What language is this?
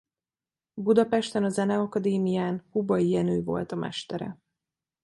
Hungarian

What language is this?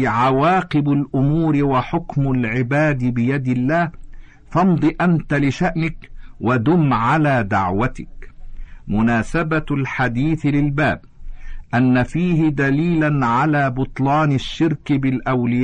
Arabic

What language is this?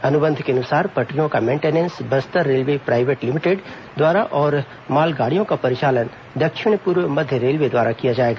Hindi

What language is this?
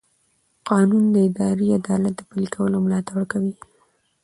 Pashto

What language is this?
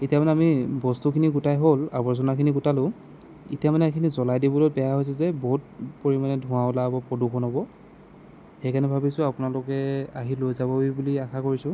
Assamese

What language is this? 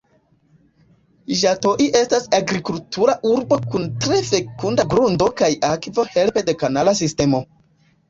Esperanto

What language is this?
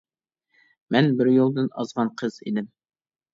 Uyghur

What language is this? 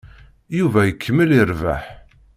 Kabyle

